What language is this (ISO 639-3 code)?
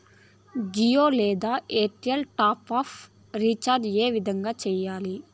tel